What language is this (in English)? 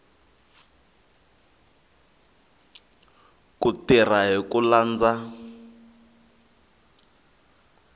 Tsonga